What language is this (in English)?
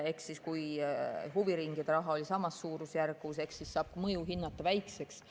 Estonian